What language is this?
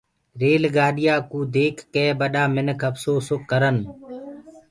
Gurgula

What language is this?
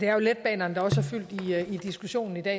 Danish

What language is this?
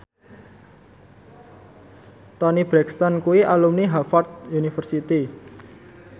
Javanese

